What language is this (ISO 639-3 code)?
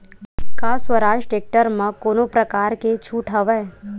hne